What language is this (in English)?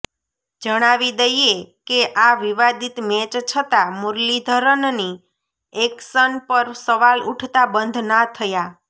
Gujarati